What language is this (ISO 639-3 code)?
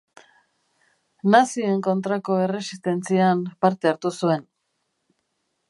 eus